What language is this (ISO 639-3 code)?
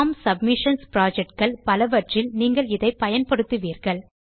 tam